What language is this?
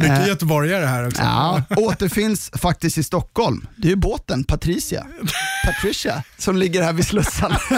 Swedish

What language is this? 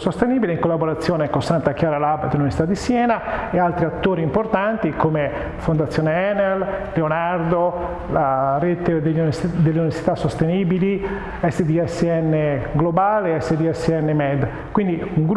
Italian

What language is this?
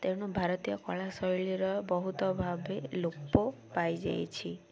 Odia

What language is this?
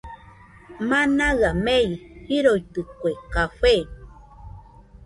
Nüpode Huitoto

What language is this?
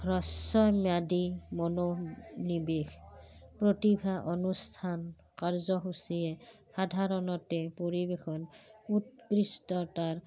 Assamese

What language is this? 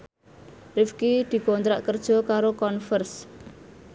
Javanese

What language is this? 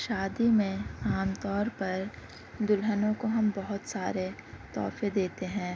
Urdu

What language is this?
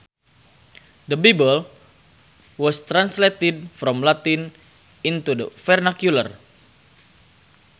Sundanese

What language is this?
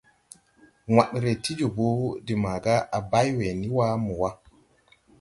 Tupuri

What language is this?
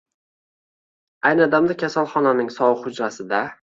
Uzbek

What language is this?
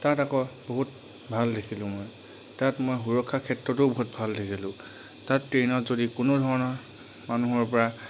Assamese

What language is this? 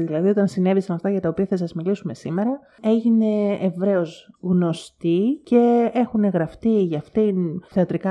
Greek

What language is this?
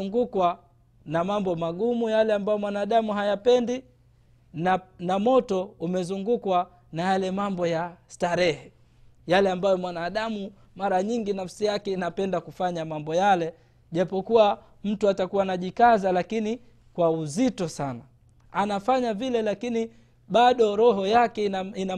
Swahili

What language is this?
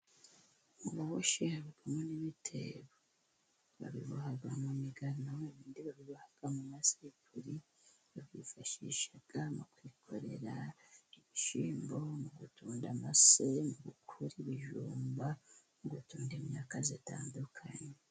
Kinyarwanda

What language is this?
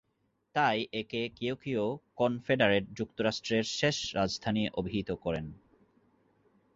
Bangla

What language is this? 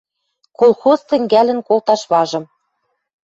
Western Mari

